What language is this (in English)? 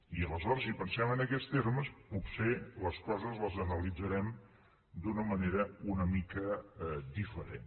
Catalan